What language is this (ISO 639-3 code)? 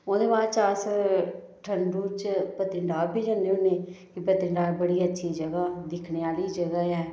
doi